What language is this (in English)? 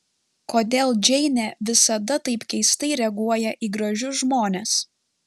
Lithuanian